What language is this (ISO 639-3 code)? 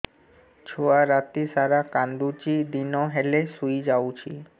ori